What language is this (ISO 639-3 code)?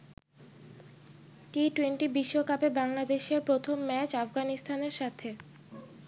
ben